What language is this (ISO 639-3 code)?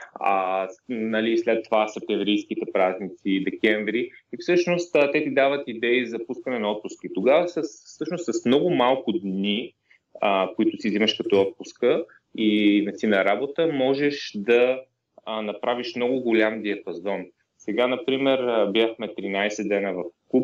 bul